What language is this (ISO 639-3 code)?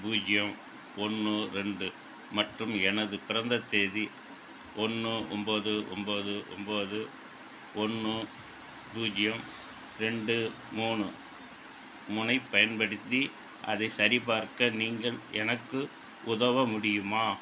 tam